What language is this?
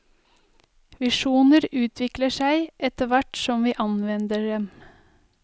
Norwegian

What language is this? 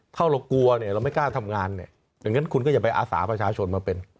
Thai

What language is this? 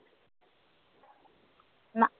Punjabi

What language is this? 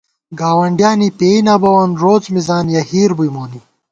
Gawar-Bati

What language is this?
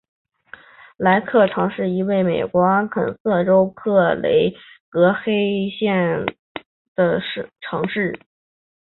Chinese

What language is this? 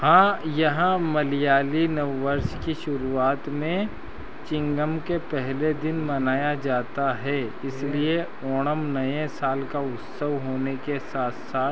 Hindi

